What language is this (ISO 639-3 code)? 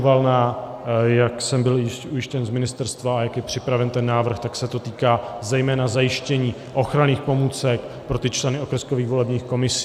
ces